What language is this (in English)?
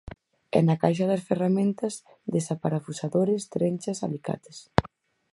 Galician